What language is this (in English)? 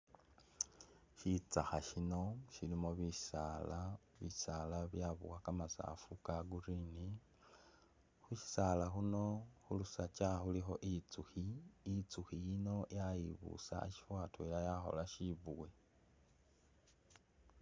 Masaaba